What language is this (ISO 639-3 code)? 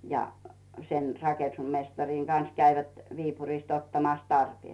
fin